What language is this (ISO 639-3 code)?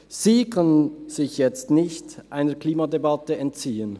gsw